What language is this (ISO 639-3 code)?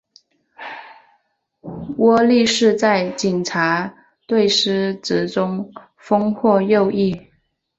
zho